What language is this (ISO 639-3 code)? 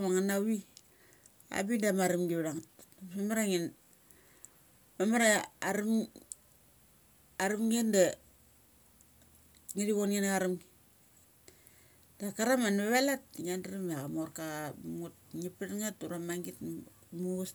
gcc